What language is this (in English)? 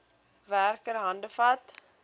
Afrikaans